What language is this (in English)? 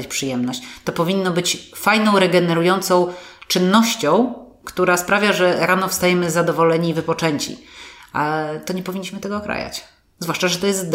Polish